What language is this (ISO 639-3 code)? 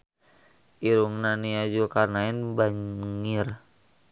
sun